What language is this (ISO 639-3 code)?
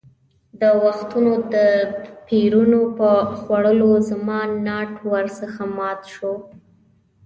pus